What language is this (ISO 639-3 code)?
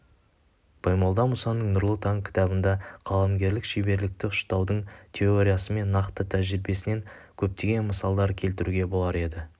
kaz